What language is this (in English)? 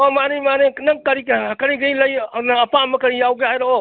Manipuri